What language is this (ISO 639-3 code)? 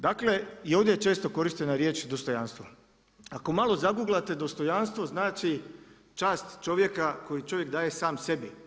hrv